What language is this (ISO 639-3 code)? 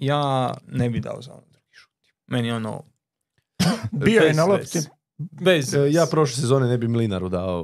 hrv